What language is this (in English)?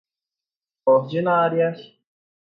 Portuguese